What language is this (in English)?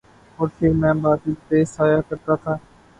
Urdu